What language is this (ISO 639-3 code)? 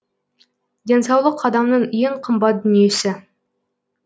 kaz